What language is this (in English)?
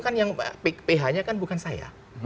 Indonesian